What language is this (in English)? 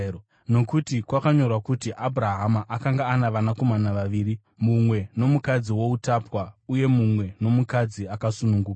Shona